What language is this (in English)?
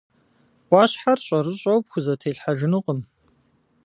Kabardian